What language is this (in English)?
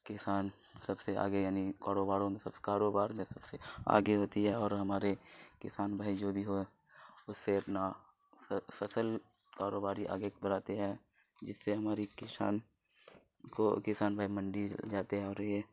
Urdu